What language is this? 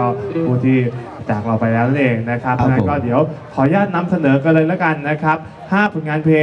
Thai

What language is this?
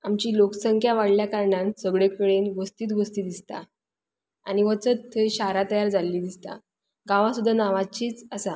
Konkani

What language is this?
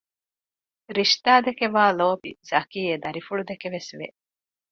Divehi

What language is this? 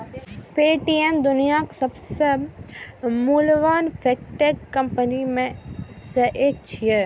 Maithili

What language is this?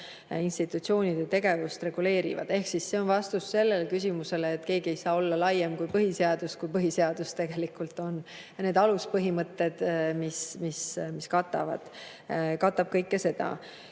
Estonian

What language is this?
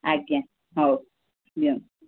Odia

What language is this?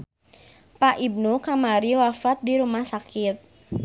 Sundanese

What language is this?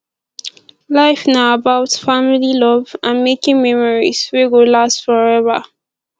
Nigerian Pidgin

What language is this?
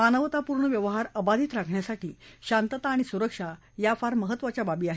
Marathi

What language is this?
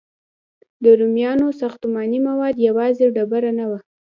Pashto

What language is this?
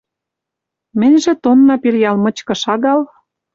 Western Mari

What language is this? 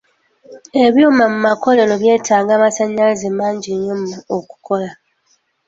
Ganda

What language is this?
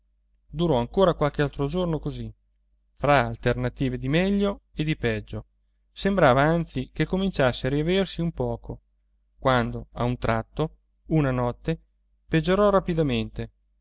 Italian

